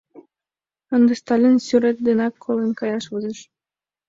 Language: Mari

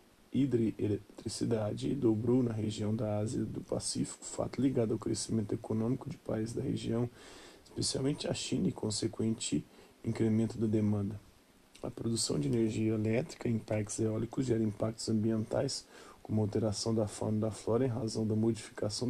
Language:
Portuguese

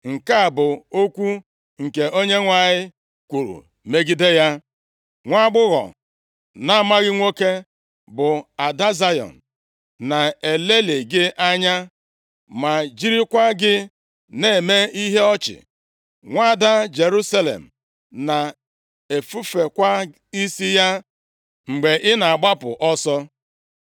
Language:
Igbo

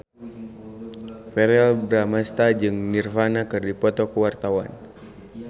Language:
Sundanese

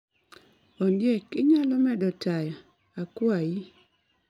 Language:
Luo (Kenya and Tanzania)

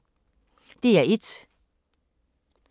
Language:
Danish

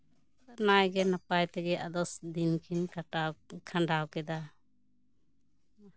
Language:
Santali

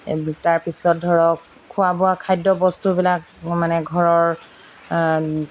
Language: Assamese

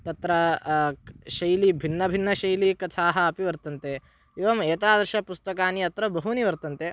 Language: Sanskrit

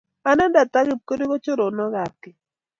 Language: Kalenjin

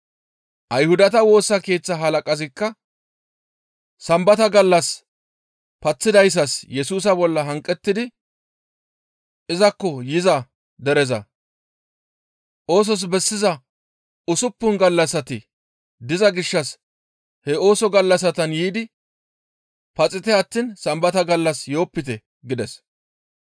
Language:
Gamo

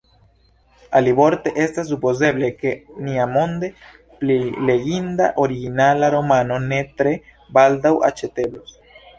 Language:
Esperanto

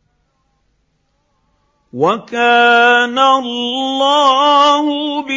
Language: Arabic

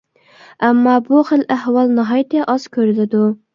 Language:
Uyghur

